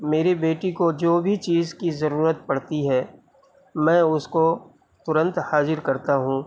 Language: Urdu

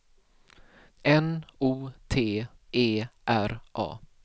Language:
Swedish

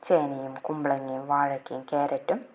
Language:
Malayalam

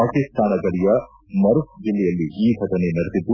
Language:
Kannada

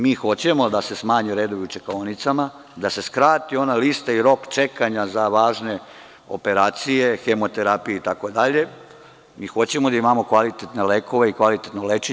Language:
Serbian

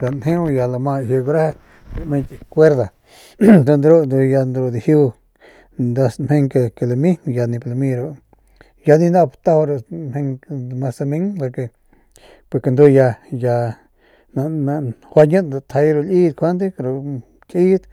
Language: Northern Pame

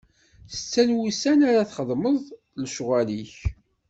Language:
Kabyle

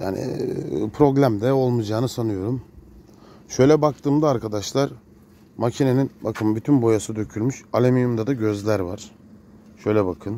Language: Turkish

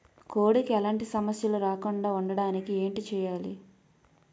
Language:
Telugu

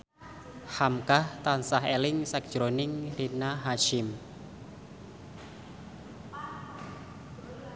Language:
Javanese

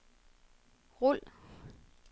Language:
Danish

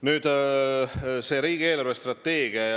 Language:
Estonian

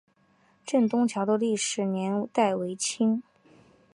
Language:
Chinese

